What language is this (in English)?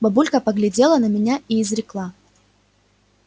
Russian